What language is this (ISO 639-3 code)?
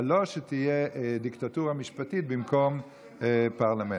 heb